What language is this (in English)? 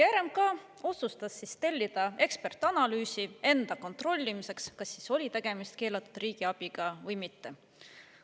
Estonian